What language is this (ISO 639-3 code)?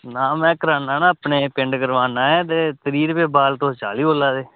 doi